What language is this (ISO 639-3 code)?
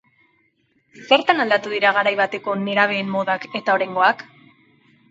eus